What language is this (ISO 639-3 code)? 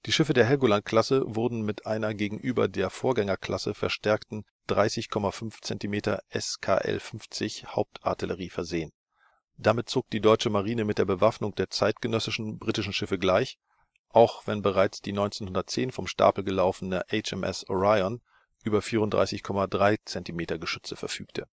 deu